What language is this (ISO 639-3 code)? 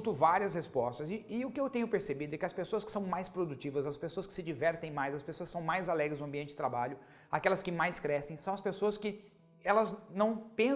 por